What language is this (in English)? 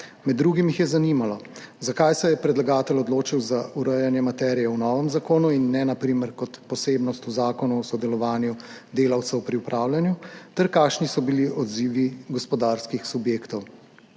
Slovenian